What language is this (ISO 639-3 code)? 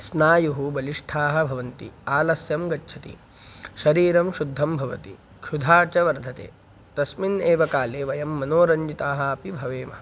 san